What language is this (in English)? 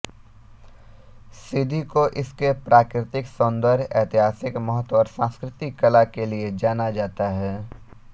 Hindi